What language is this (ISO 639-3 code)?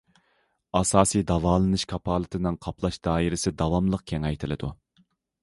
uig